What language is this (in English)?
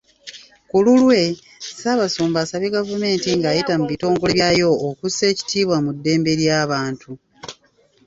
Ganda